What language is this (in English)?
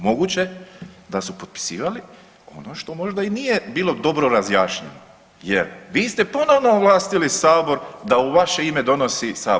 Croatian